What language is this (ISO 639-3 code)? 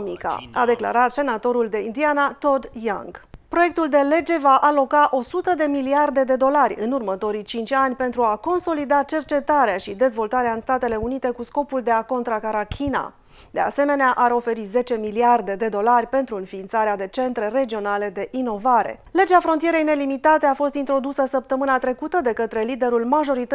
ron